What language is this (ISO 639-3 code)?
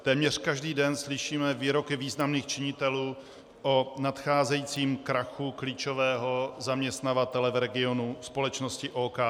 ces